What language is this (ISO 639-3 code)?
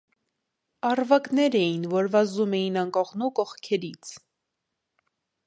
hye